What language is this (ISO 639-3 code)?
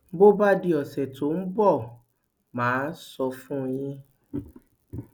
yor